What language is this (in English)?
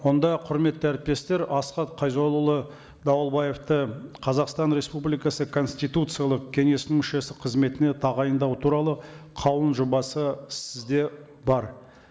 Kazakh